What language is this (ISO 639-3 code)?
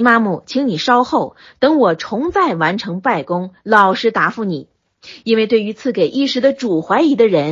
zho